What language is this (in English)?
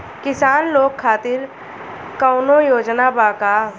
Bhojpuri